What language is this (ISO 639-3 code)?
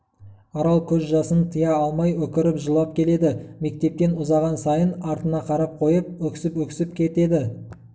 kaz